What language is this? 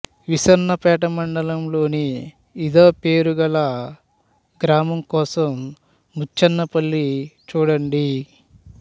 Telugu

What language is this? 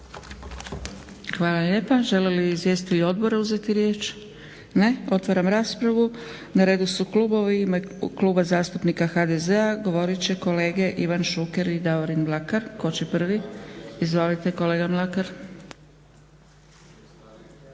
Croatian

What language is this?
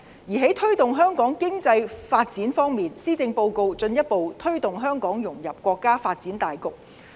Cantonese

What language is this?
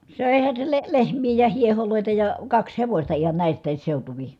Finnish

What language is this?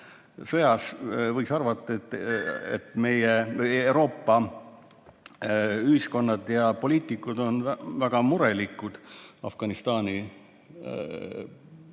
Estonian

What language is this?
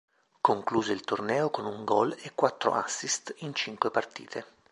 Italian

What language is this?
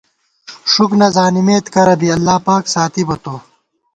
Gawar-Bati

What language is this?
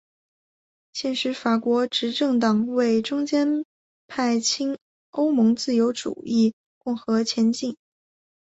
Chinese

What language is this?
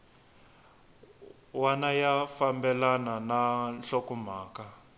Tsonga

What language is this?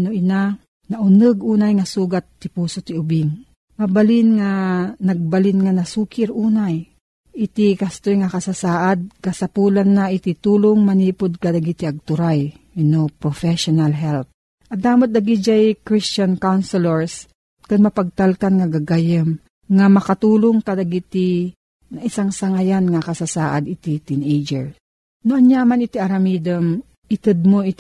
Filipino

